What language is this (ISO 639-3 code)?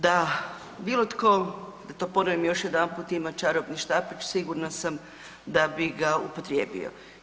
hrv